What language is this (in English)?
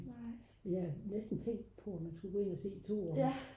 Danish